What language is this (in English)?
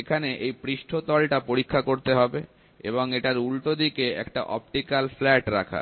Bangla